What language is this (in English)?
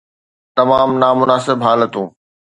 Sindhi